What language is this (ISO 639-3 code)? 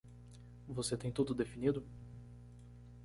por